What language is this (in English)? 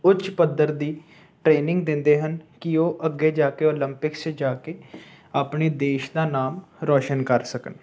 Punjabi